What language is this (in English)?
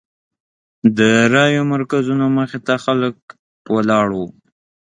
Pashto